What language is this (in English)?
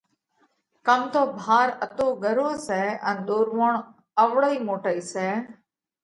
Parkari Koli